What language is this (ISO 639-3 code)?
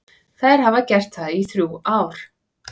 isl